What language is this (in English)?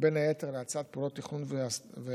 Hebrew